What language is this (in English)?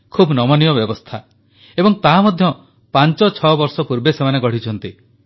Odia